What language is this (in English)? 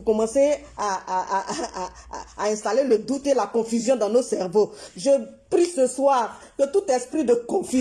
French